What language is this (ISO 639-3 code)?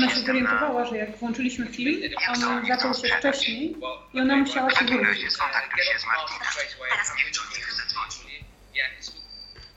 pol